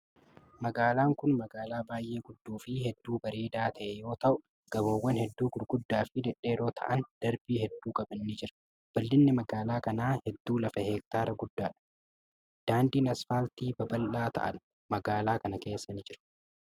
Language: Oromo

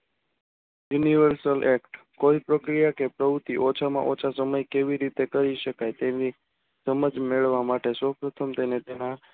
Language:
Gujarati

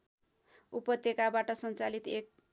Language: Nepali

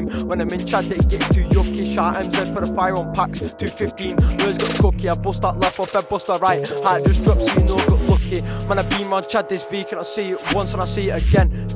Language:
English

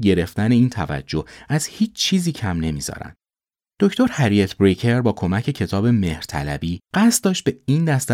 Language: Persian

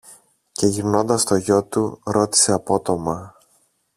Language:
Greek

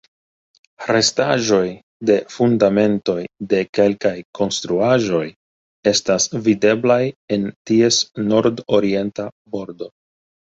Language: Esperanto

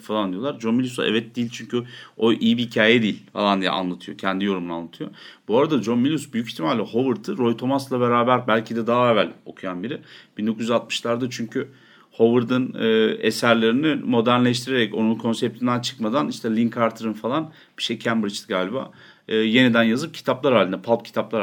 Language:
Turkish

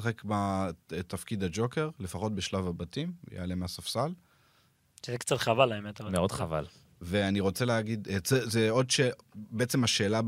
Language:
Hebrew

